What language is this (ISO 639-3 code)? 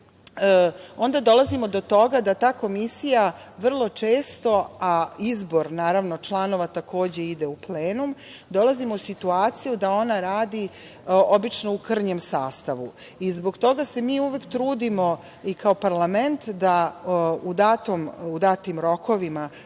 srp